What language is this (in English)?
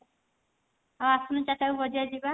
Odia